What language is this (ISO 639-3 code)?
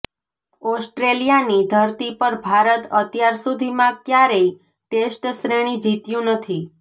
guj